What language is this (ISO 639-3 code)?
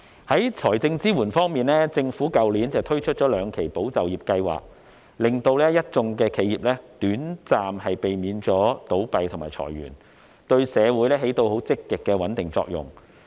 yue